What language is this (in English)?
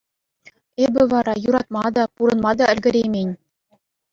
Chuvash